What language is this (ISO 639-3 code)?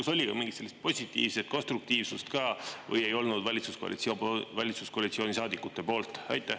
est